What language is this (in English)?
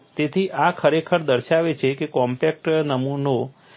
Gujarati